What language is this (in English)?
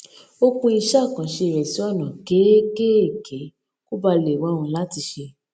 Yoruba